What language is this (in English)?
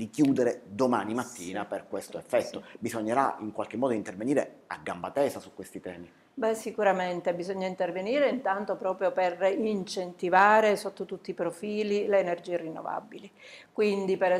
Italian